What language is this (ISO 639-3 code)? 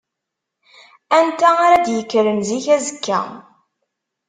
kab